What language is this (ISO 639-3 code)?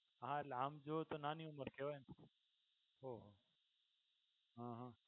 guj